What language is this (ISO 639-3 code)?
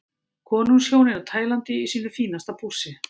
isl